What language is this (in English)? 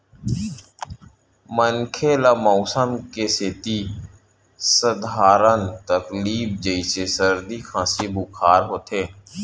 Chhattisgarhi